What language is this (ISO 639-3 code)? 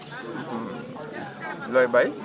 wol